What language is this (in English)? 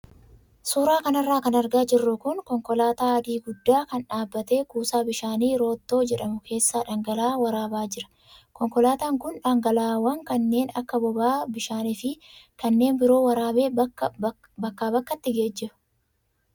Oromo